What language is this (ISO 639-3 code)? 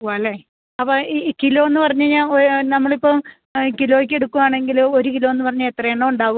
mal